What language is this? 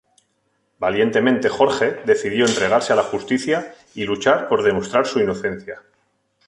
Spanish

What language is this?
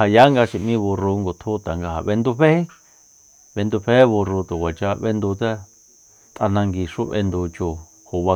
Soyaltepec Mazatec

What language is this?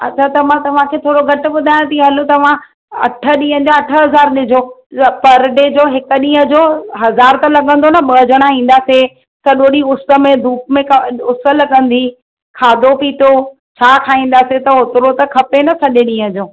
Sindhi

